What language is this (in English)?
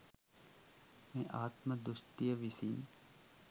Sinhala